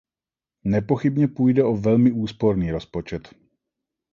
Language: Czech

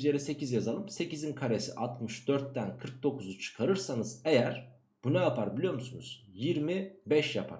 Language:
Turkish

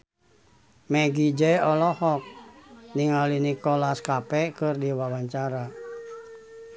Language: Sundanese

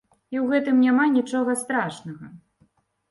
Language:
Belarusian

